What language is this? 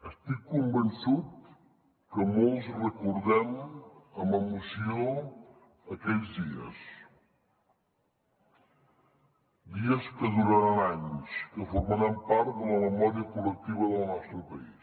Catalan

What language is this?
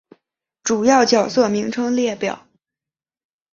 Chinese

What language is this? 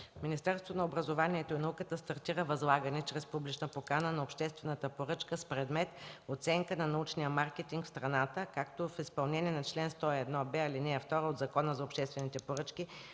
Bulgarian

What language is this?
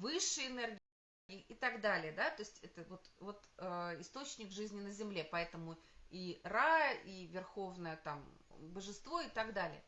Russian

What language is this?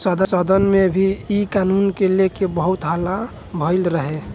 Bhojpuri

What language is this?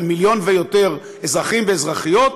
Hebrew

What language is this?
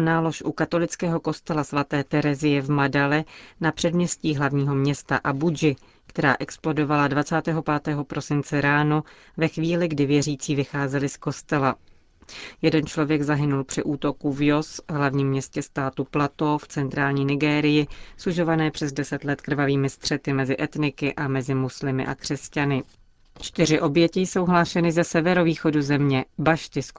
Czech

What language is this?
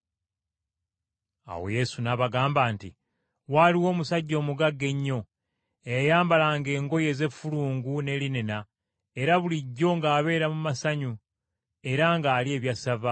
Ganda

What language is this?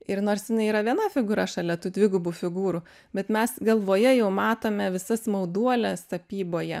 Lithuanian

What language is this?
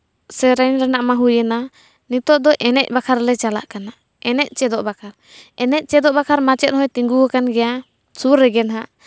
Santali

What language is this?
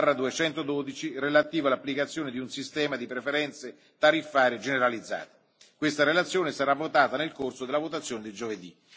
Italian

